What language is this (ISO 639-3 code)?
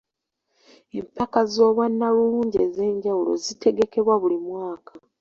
lug